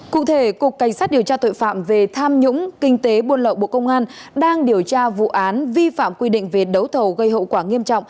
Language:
Vietnamese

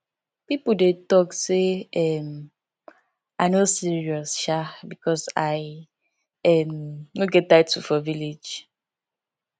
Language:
Nigerian Pidgin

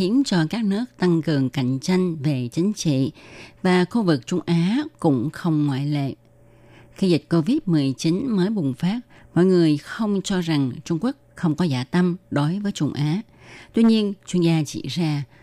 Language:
Vietnamese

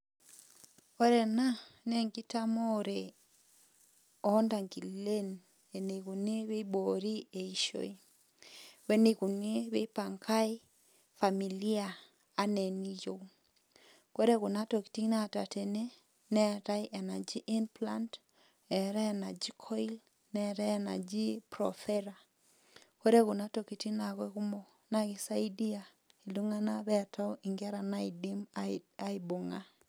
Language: Masai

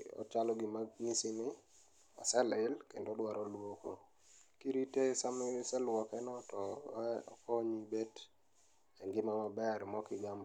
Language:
Luo (Kenya and Tanzania)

